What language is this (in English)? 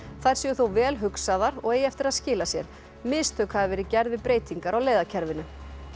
Icelandic